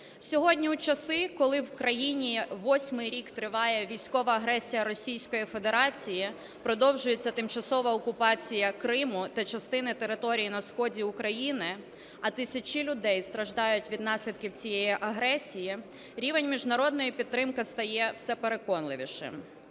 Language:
Ukrainian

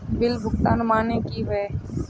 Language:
Magahi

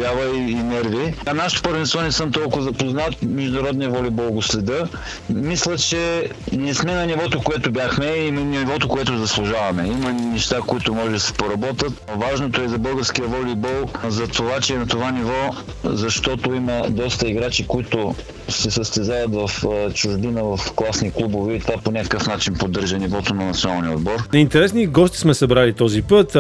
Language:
Bulgarian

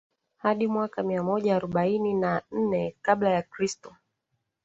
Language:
Swahili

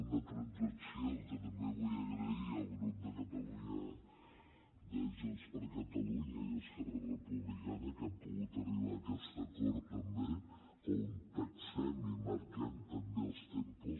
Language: Catalan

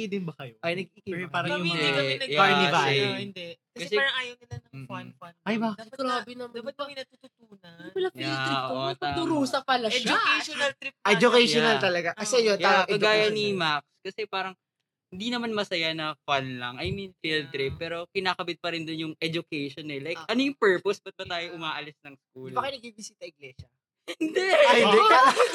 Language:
Filipino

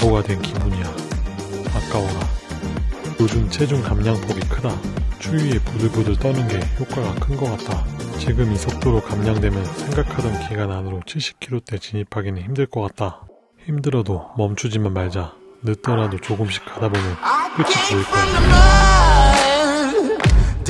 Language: Korean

